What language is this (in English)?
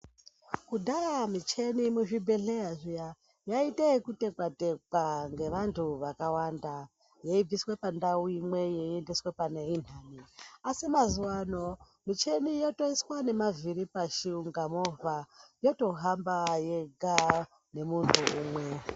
Ndau